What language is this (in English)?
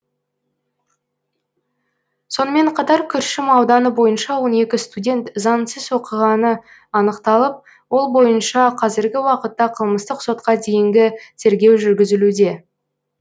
Kazakh